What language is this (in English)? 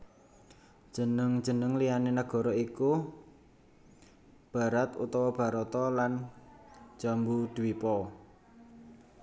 Javanese